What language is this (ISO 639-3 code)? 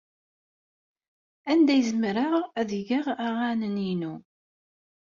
kab